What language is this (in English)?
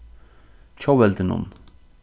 Faroese